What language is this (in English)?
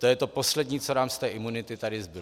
Czech